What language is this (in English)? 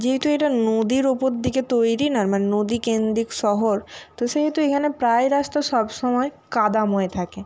Bangla